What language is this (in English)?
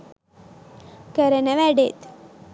Sinhala